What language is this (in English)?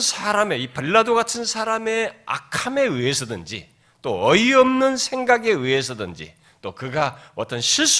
Korean